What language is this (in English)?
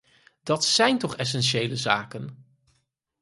Dutch